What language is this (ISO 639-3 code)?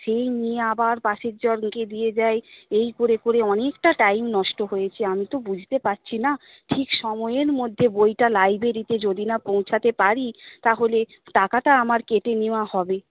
ben